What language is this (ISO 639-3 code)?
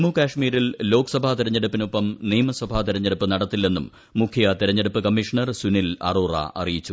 mal